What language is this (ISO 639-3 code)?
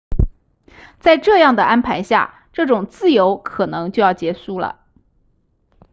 zho